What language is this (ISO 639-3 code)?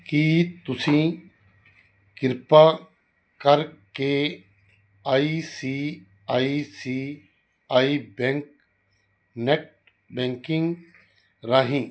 pan